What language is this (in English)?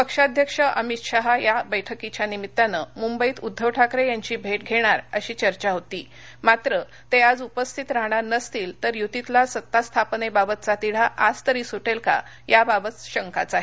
Marathi